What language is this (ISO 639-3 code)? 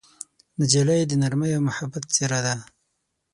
pus